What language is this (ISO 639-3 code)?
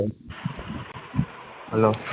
guj